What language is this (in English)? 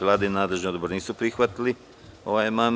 Serbian